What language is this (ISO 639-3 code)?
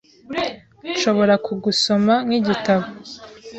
kin